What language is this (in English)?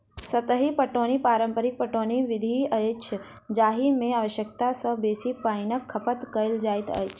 Maithili